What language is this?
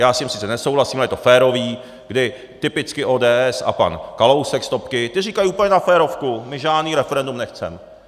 Czech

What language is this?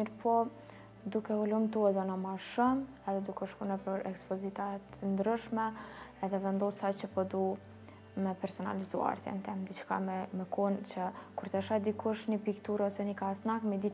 Romanian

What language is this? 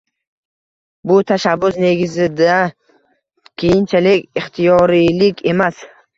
Uzbek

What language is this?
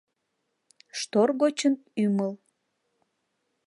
Mari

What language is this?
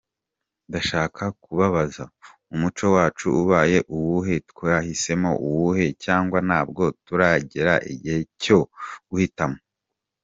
Kinyarwanda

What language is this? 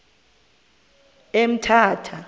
Xhosa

